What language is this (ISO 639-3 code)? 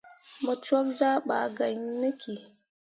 mua